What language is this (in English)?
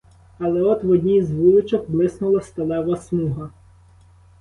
Ukrainian